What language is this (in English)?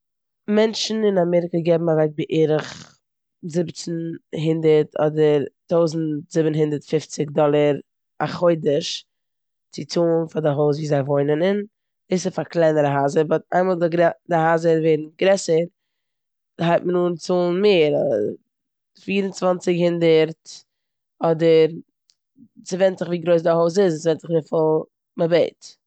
Yiddish